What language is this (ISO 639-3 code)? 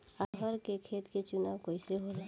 bho